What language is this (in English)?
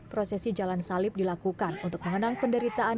Indonesian